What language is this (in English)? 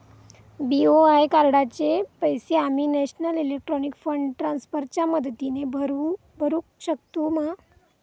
Marathi